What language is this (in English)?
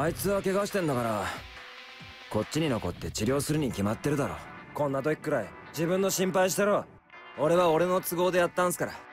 Japanese